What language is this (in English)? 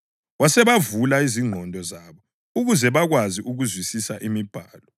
North Ndebele